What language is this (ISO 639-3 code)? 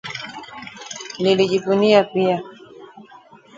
swa